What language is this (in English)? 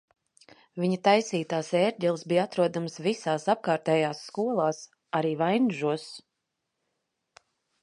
Latvian